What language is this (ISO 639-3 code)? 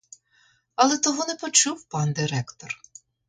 ukr